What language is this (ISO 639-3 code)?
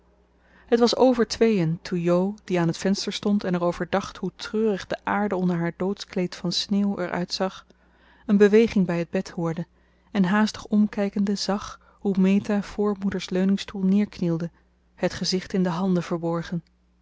nld